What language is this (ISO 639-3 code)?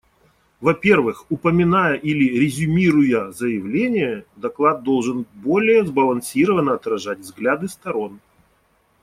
rus